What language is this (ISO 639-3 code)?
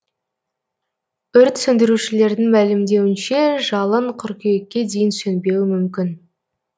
kaz